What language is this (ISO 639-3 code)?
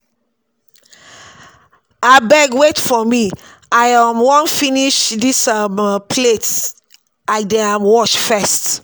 pcm